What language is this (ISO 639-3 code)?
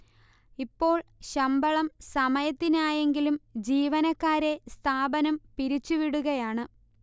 mal